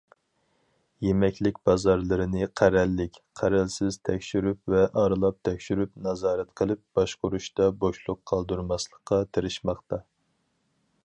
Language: Uyghur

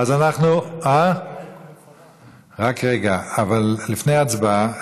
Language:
Hebrew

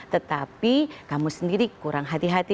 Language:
Indonesian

